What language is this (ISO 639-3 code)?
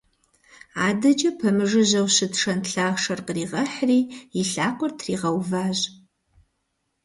kbd